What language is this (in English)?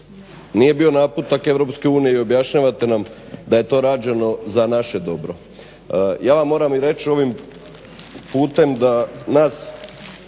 Croatian